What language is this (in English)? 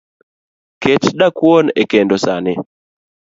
Luo (Kenya and Tanzania)